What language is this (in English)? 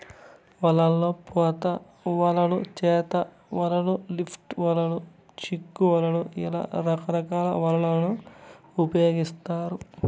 Telugu